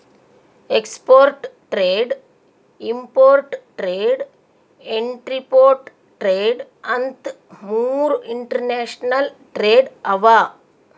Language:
Kannada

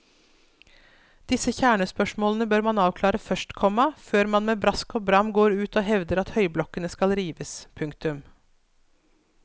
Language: Norwegian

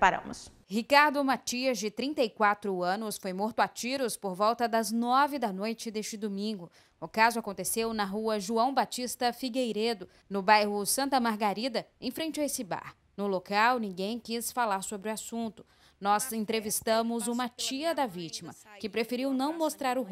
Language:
Portuguese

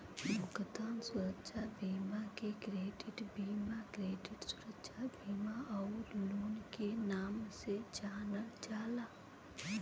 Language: Bhojpuri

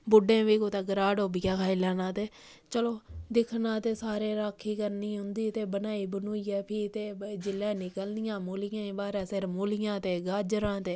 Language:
Dogri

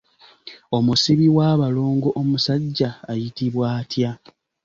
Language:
Ganda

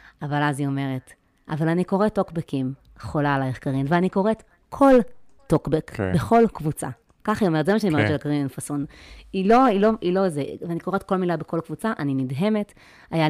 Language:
Hebrew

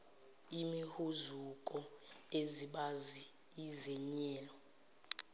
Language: Zulu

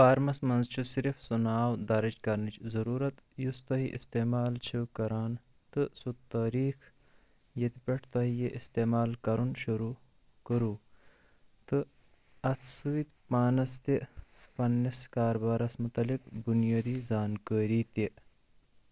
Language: Kashmiri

